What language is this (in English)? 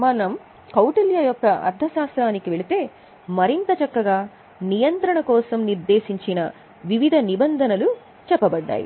Telugu